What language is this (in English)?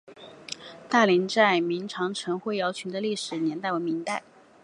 Chinese